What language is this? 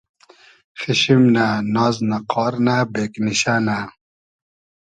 Hazaragi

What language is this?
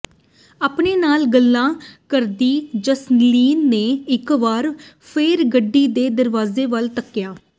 Punjabi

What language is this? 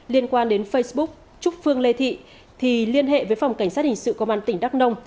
Vietnamese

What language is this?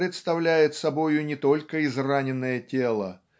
Russian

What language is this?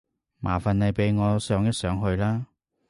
Cantonese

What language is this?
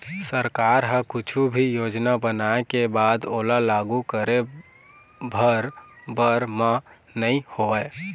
Chhattisgarhi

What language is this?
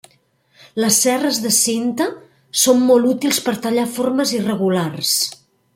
Catalan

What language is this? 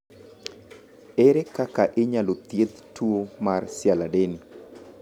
Luo (Kenya and Tanzania)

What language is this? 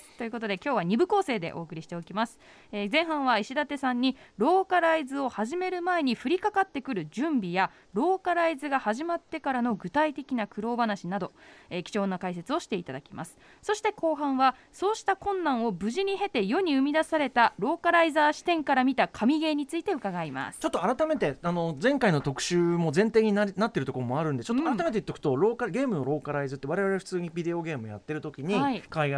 Japanese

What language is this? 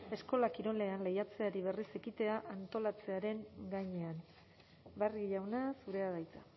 Basque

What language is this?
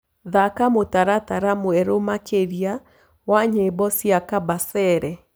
Kikuyu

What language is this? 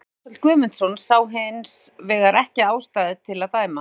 Icelandic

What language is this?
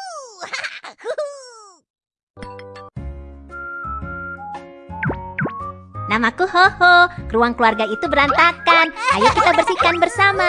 Indonesian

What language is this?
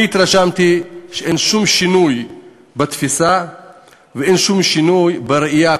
Hebrew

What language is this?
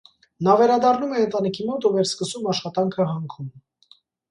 Armenian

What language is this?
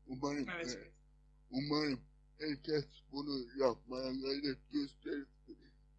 Turkish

